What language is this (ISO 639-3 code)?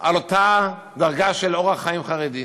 heb